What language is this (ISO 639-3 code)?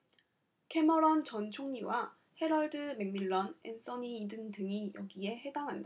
kor